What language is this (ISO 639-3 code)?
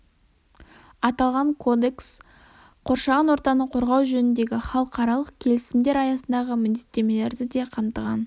kaz